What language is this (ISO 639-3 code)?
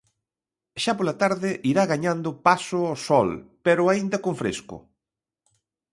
glg